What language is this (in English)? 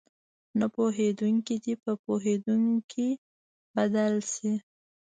Pashto